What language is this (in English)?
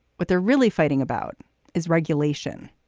English